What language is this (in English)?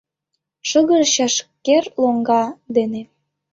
Mari